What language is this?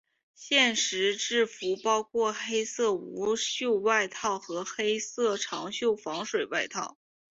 Chinese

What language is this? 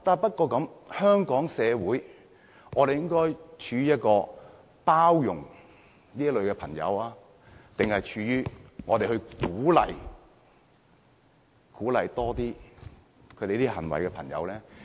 Cantonese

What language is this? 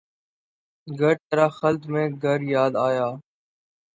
Urdu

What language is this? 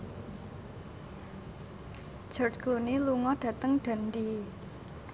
Javanese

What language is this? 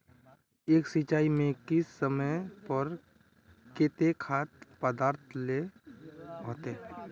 Magahi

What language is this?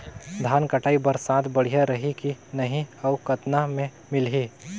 Chhattisgarhi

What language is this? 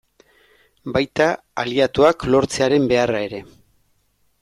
Basque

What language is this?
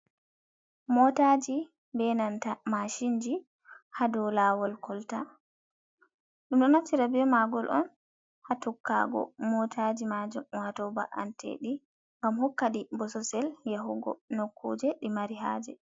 Fula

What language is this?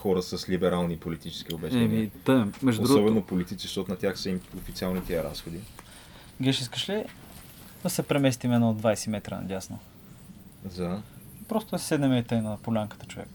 Bulgarian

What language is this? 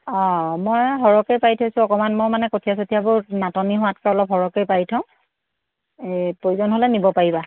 Assamese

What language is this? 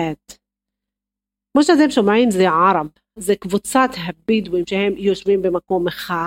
Hebrew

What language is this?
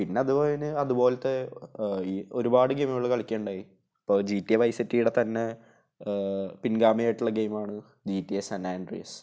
Malayalam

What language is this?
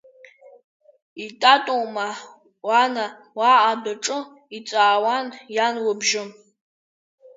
Abkhazian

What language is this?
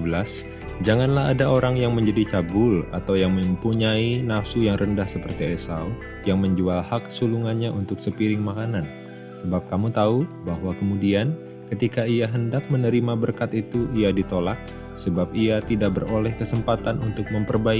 Indonesian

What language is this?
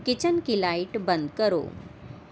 Urdu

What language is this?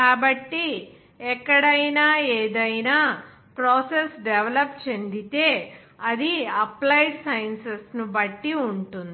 Telugu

